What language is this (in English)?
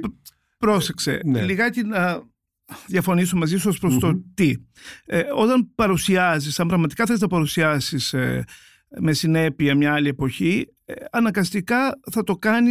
Greek